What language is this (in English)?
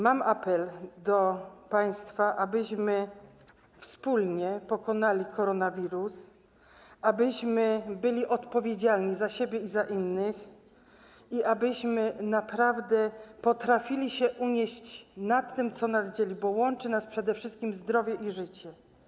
Polish